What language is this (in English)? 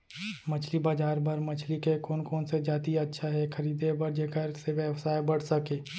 Chhattisgarhi